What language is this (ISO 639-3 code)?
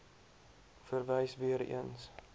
afr